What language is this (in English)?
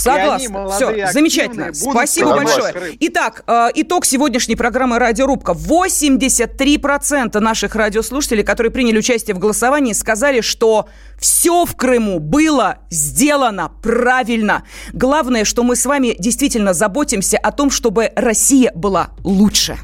Russian